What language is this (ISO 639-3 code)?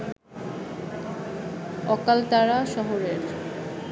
ben